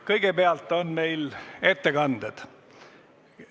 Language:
Estonian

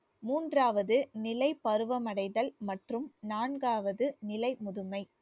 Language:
Tamil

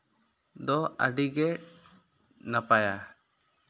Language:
Santali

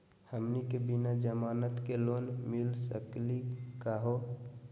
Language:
Magahi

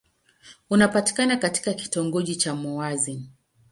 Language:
Swahili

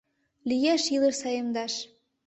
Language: Mari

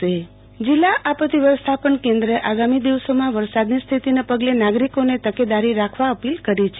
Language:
Gujarati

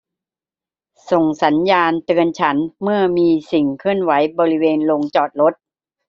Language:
Thai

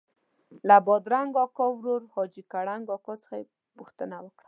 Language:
Pashto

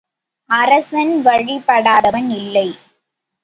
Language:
Tamil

